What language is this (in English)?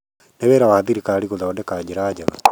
Kikuyu